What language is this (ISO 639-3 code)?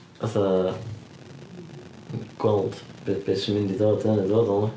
cym